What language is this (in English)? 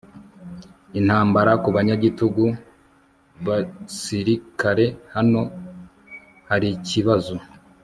Kinyarwanda